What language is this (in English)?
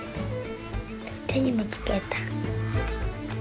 Japanese